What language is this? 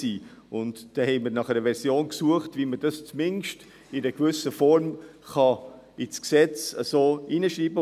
Swiss German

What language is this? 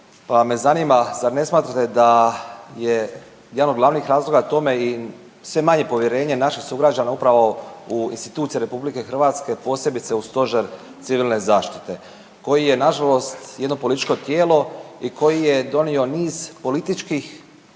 Croatian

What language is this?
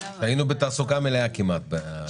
Hebrew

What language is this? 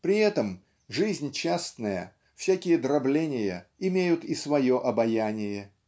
Russian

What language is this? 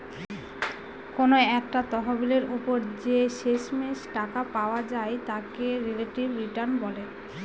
Bangla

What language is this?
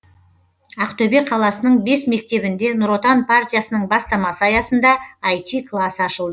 Kazakh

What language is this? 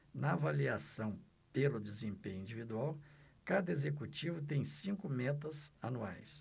Portuguese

